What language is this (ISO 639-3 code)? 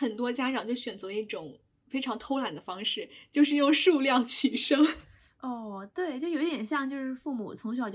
zho